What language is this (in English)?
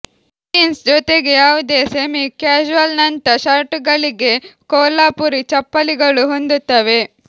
Kannada